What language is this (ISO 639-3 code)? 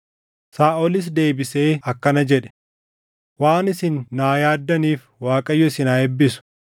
orm